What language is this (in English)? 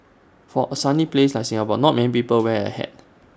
English